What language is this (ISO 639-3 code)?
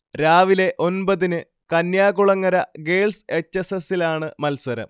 mal